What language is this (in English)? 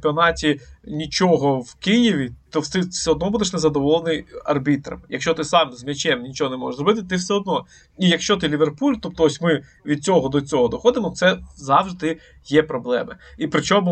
Ukrainian